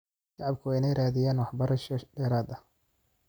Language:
Somali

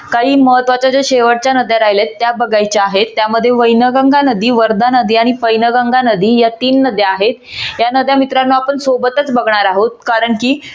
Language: Marathi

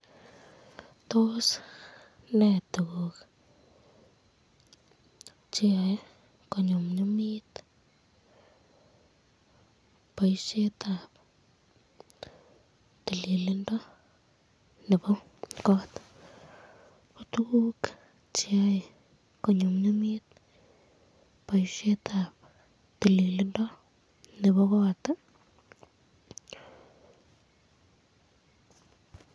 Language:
Kalenjin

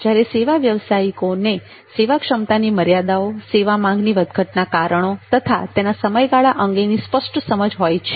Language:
Gujarati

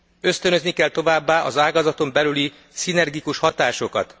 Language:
Hungarian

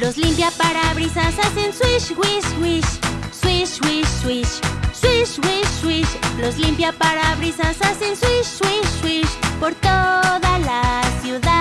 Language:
Spanish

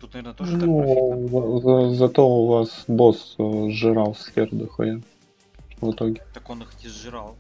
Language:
Russian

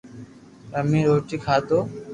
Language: Loarki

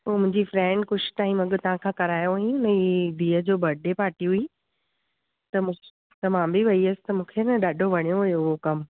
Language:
Sindhi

